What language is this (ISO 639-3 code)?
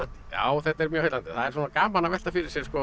isl